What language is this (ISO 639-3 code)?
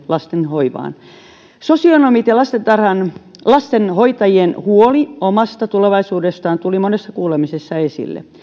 fin